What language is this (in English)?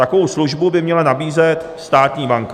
Czech